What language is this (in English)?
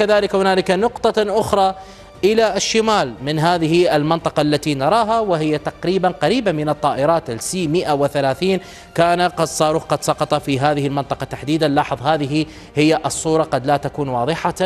Arabic